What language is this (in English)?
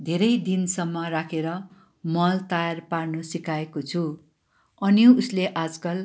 Nepali